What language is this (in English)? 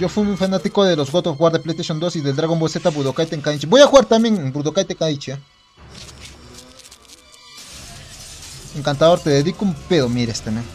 Spanish